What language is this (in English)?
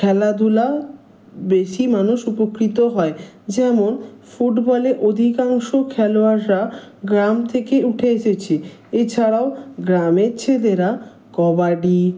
Bangla